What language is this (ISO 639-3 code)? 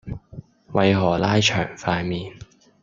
yue